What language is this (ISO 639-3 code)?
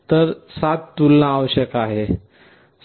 mar